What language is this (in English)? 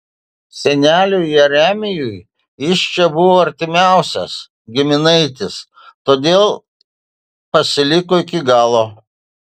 Lithuanian